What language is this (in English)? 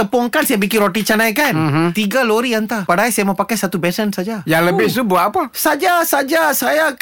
Malay